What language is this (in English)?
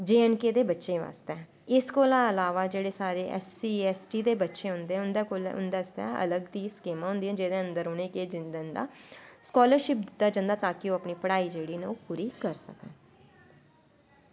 Dogri